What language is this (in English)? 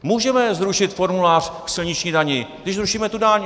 Czech